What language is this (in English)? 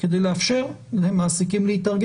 Hebrew